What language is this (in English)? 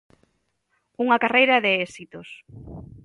Galician